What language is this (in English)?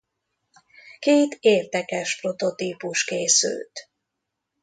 Hungarian